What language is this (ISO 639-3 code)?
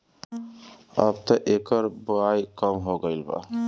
bho